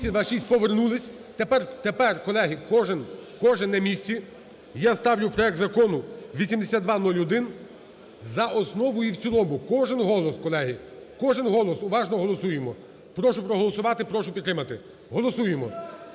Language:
Ukrainian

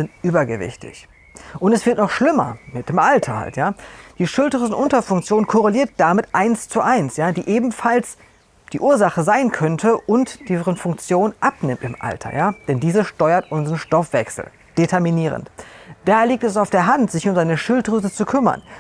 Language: German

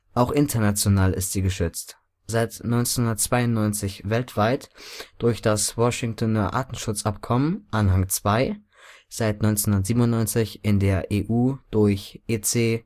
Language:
German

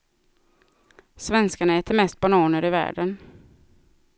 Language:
Swedish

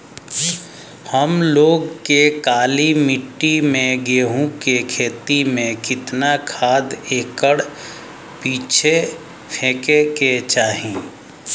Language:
Bhojpuri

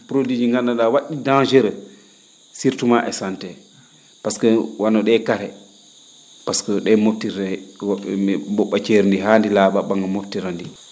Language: Fula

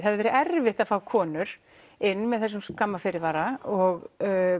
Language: Icelandic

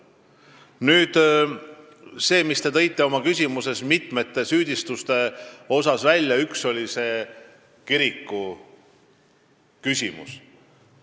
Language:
Estonian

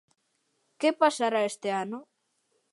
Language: Galician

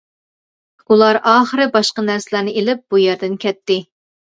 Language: Uyghur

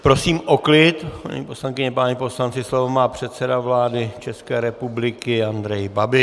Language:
Czech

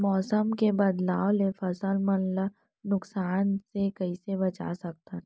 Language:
Chhattisgarhi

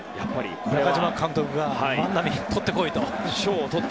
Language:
Japanese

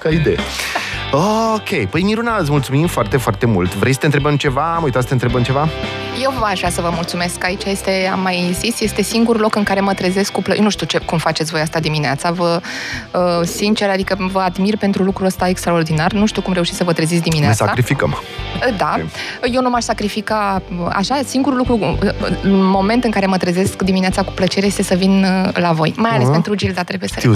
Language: Romanian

